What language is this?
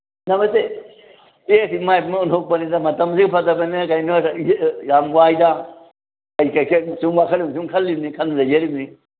Manipuri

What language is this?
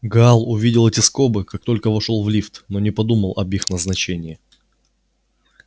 Russian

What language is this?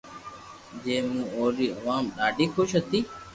Loarki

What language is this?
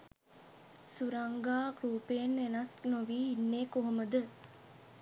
Sinhala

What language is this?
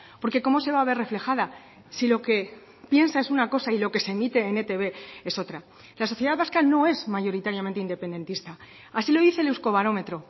Spanish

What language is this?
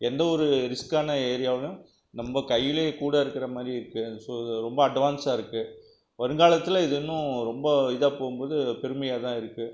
Tamil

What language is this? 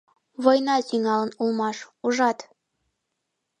Mari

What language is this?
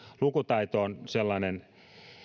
Finnish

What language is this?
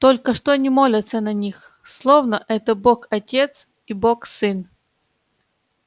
Russian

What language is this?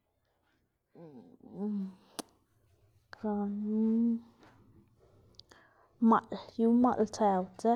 Xanaguía Zapotec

